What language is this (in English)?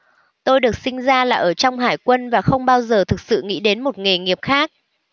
Vietnamese